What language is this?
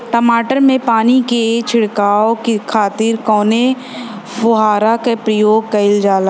Bhojpuri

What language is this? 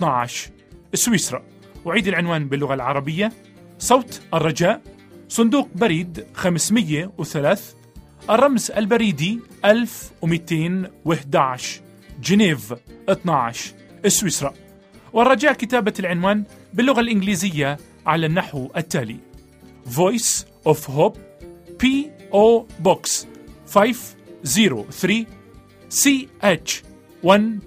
Arabic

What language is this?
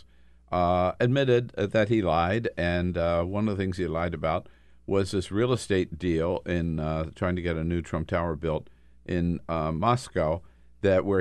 English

